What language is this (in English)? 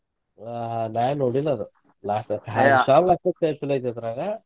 Kannada